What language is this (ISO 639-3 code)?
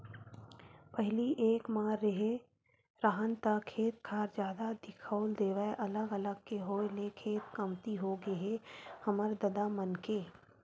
hne